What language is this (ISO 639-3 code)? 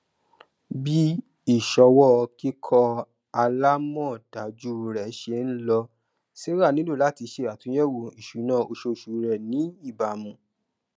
yor